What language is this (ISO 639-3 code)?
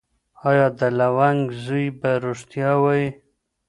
pus